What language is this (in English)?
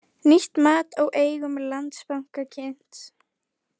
Icelandic